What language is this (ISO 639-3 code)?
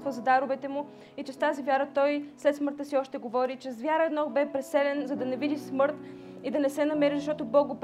bul